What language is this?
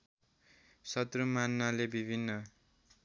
Nepali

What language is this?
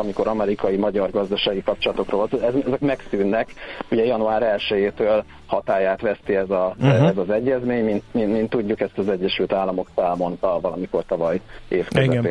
Hungarian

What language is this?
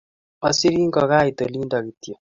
Kalenjin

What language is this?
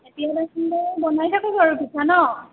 Assamese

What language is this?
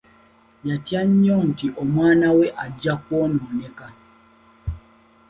Ganda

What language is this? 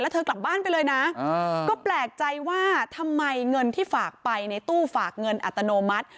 Thai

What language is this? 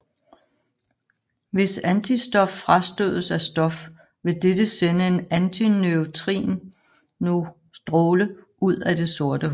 Danish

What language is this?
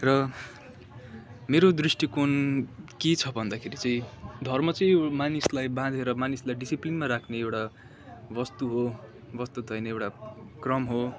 Nepali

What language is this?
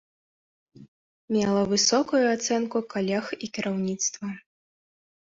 Belarusian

